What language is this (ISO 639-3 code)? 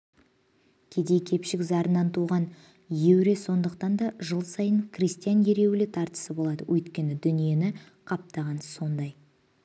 kaz